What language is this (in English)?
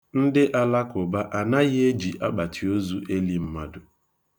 Igbo